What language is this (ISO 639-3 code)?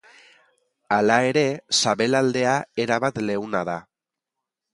eus